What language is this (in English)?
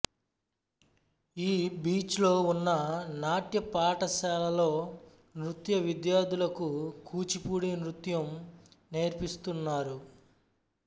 Telugu